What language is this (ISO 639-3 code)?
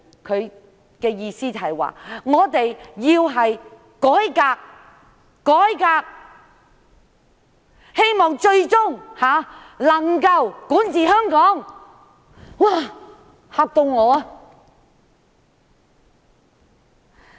yue